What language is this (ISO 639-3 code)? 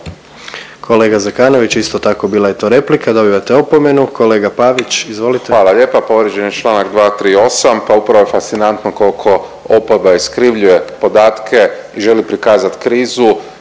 hrv